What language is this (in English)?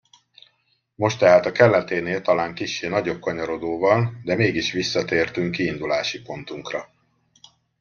Hungarian